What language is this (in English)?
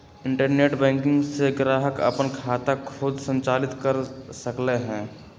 Magahi